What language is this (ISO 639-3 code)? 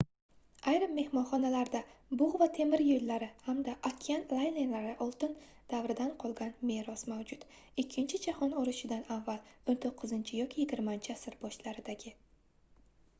uzb